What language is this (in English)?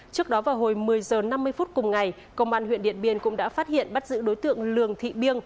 Vietnamese